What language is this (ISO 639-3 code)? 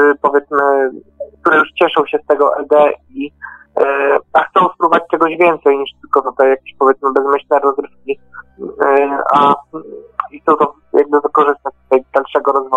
pol